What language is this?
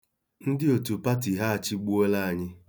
Igbo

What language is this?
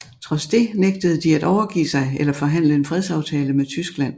Danish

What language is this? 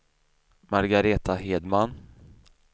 Swedish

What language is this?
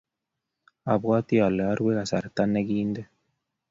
Kalenjin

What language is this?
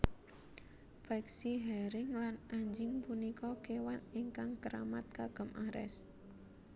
Javanese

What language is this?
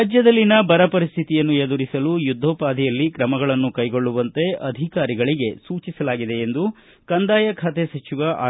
Kannada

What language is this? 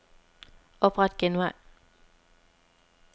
Danish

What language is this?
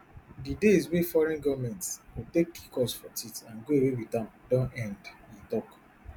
Nigerian Pidgin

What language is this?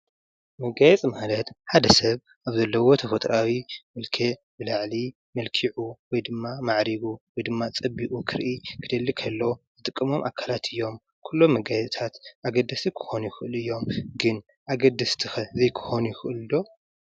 Tigrinya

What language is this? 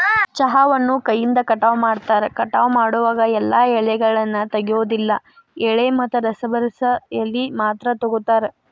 Kannada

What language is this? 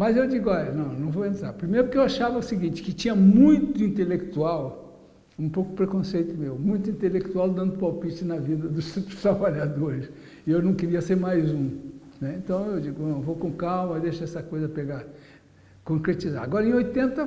Portuguese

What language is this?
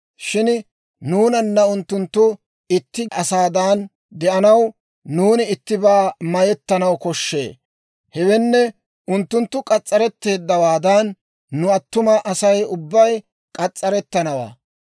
Dawro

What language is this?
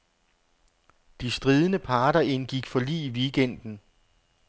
Danish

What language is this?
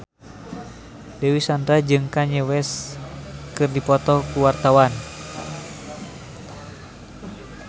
Sundanese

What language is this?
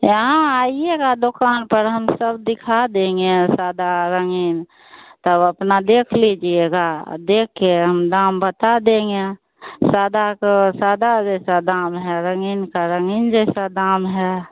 Hindi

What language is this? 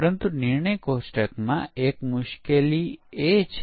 Gujarati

